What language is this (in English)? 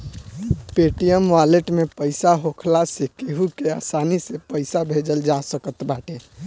Bhojpuri